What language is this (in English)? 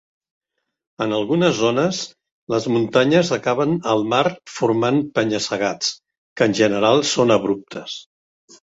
Catalan